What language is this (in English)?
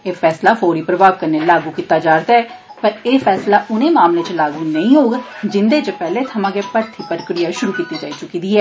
Dogri